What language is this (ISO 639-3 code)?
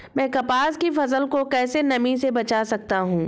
hin